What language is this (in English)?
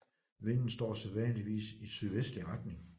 Danish